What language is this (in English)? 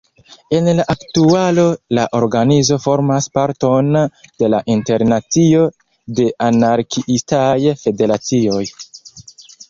Esperanto